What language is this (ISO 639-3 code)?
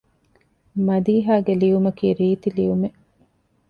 div